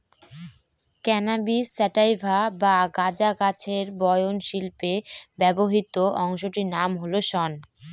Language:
Bangla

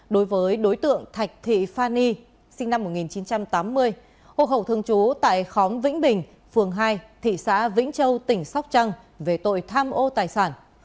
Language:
Vietnamese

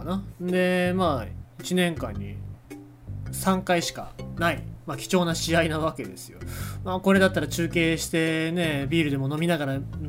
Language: Japanese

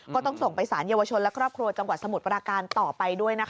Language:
Thai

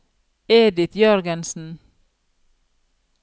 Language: Norwegian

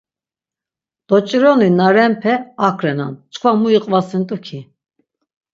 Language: Laz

